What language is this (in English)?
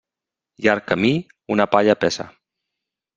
Catalan